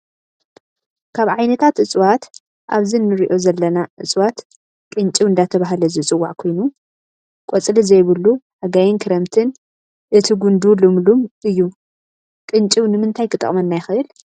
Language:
Tigrinya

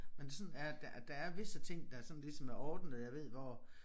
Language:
Danish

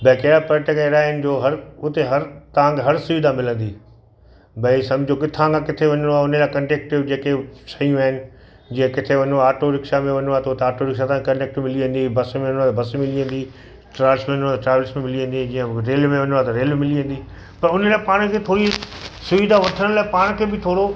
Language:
Sindhi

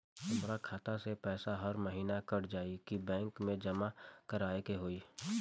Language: Bhojpuri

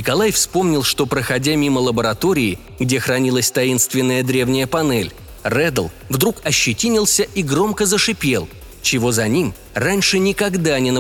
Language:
Russian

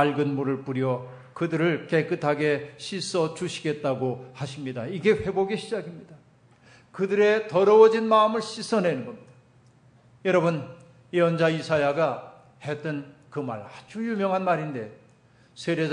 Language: Korean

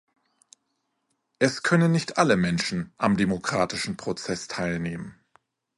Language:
German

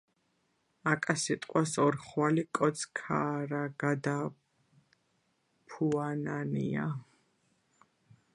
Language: Georgian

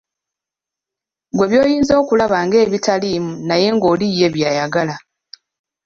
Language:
Ganda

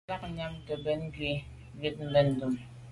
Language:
Medumba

